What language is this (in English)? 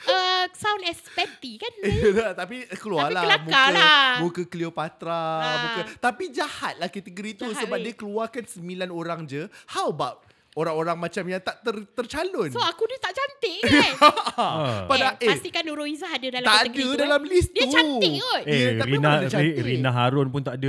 Malay